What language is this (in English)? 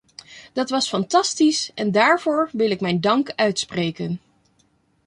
Dutch